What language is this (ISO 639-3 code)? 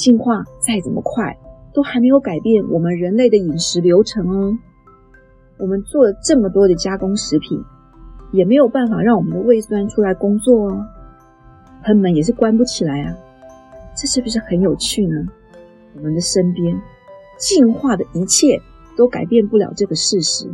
zho